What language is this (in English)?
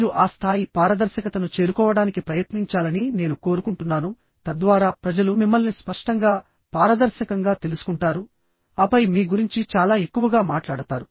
Telugu